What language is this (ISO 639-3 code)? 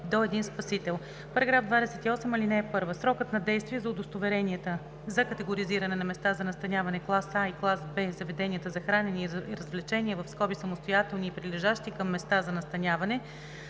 bul